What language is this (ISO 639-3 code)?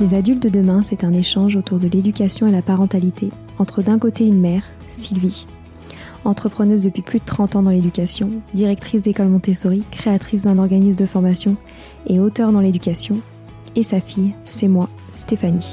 fra